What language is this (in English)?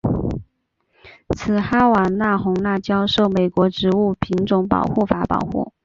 Chinese